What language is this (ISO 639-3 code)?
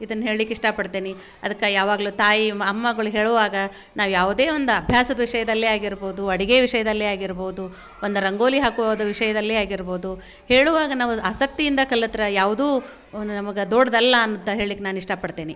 kan